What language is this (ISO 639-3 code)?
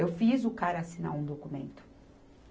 por